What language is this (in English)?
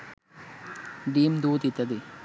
Bangla